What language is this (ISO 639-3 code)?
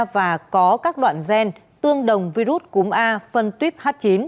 vie